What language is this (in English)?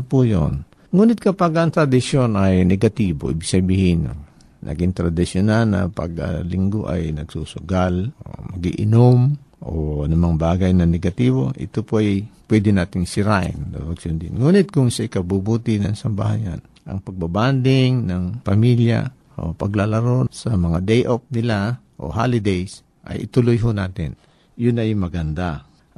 Filipino